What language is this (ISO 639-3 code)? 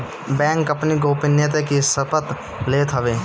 bho